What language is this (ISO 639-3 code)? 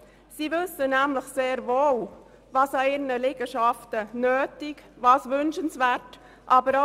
gsw